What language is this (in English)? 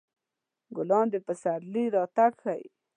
Pashto